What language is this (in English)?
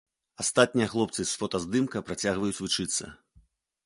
Belarusian